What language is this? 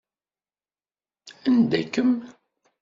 Kabyle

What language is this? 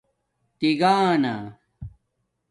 Domaaki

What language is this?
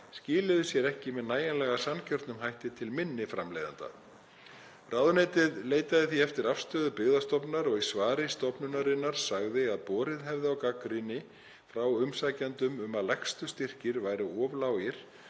Icelandic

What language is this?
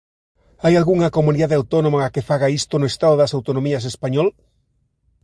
Galician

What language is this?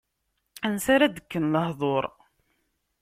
Kabyle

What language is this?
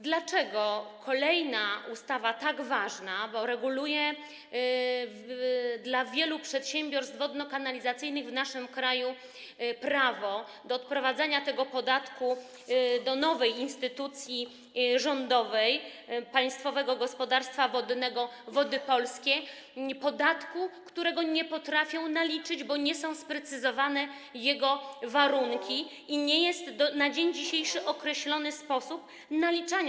Polish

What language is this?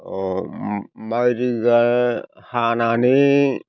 Bodo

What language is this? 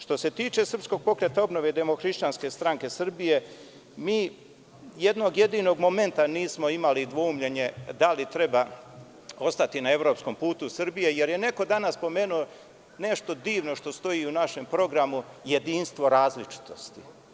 Serbian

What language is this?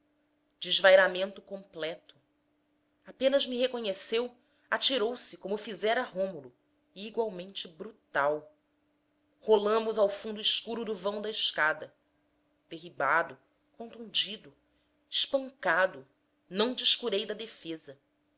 Portuguese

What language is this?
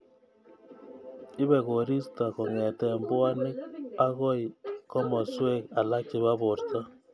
Kalenjin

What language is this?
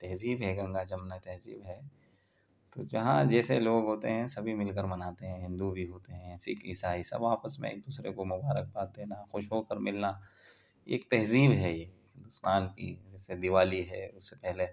Urdu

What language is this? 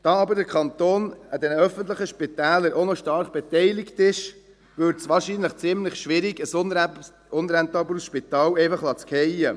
Swiss German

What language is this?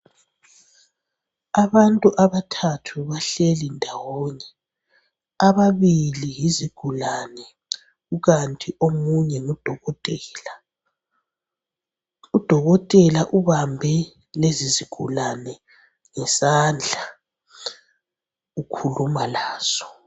North Ndebele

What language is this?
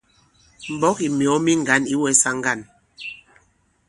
Bankon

